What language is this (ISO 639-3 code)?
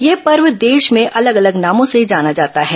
hin